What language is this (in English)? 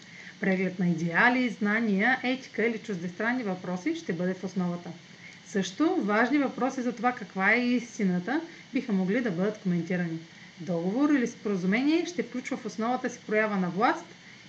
Bulgarian